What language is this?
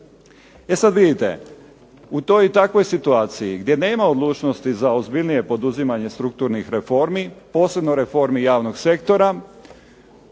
Croatian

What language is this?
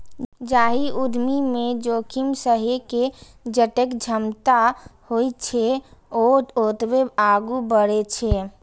Maithili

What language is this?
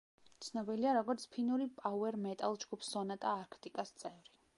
Georgian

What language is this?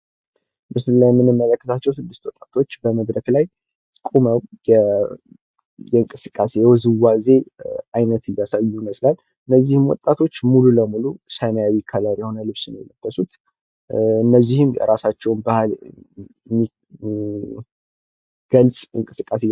Amharic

